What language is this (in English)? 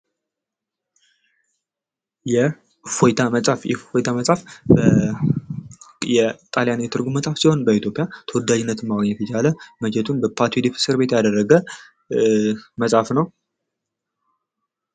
Amharic